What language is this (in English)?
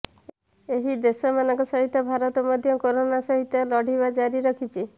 Odia